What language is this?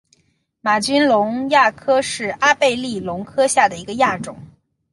Chinese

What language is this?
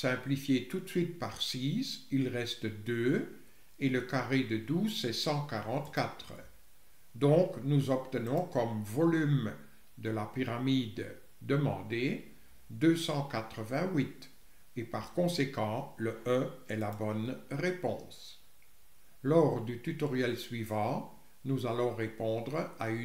French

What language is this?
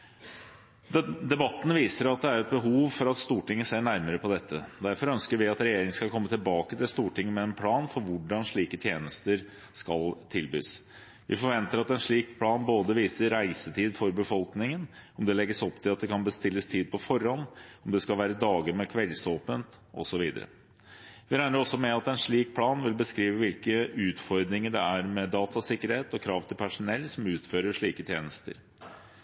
Norwegian Bokmål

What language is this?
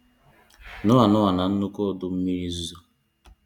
Igbo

